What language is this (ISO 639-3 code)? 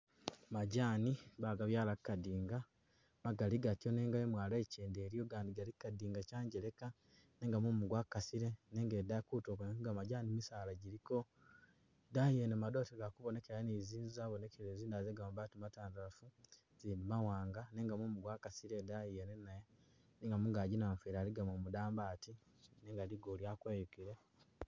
myx